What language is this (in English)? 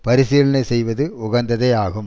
Tamil